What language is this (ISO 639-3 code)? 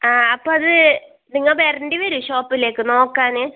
mal